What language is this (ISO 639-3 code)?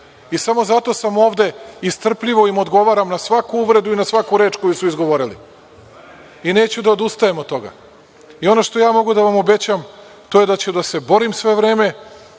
srp